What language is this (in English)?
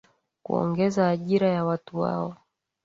Swahili